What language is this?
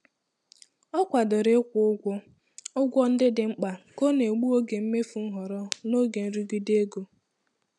Igbo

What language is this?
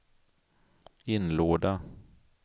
Swedish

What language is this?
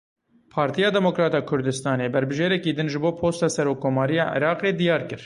Kurdish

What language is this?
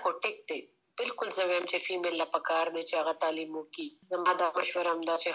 Urdu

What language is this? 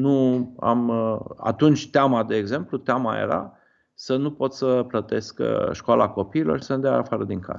Romanian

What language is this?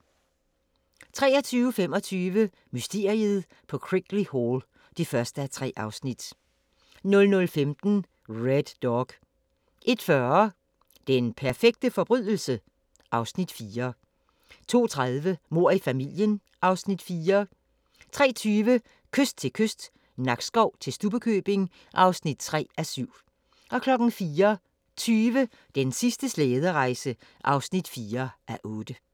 Danish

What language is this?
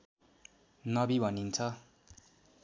Nepali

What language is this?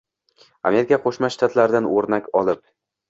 Uzbek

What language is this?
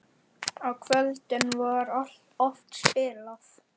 Icelandic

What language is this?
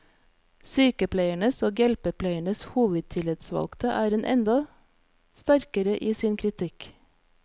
Norwegian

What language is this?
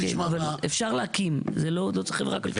Hebrew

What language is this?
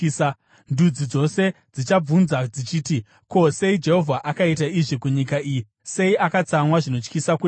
Shona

